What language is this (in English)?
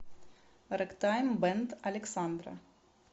Russian